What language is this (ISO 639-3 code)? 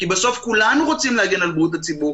heb